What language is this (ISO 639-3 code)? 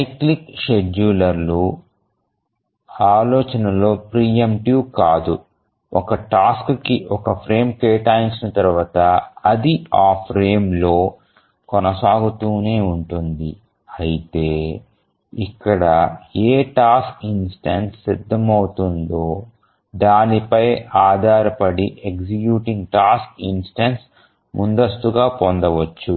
tel